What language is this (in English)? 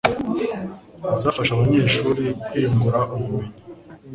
Kinyarwanda